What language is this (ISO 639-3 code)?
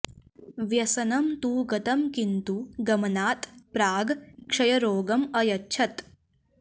san